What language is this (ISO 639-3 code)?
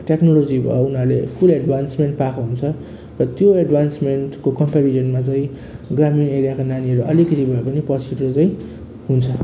nep